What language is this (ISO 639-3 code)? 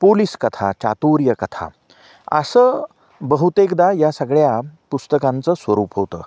mar